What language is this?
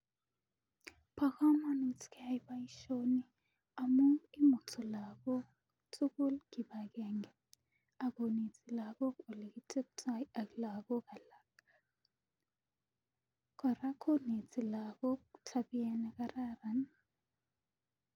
Kalenjin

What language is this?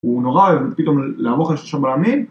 Hebrew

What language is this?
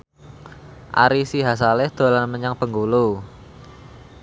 Javanese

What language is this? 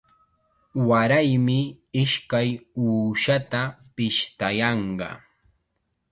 Chiquián Ancash Quechua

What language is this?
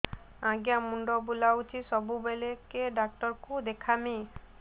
Odia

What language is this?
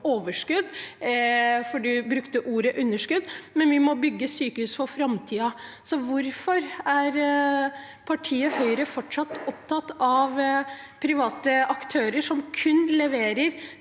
Norwegian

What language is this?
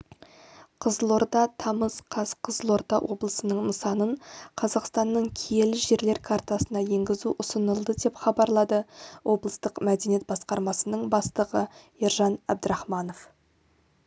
Kazakh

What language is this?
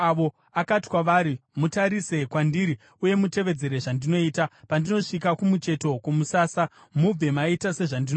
Shona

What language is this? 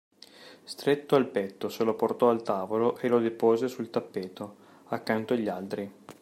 Italian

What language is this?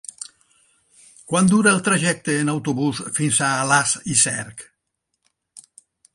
Catalan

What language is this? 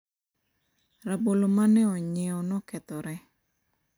Luo (Kenya and Tanzania)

